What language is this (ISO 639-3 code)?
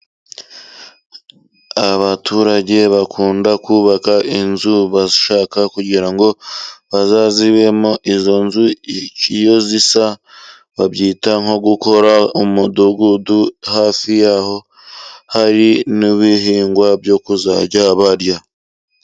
kin